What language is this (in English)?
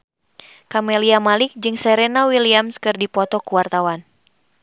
Sundanese